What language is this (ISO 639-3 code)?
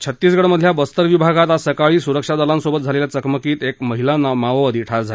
mar